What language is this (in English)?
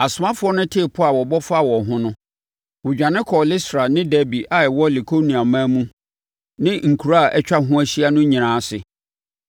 Akan